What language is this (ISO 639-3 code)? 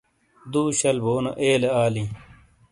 scl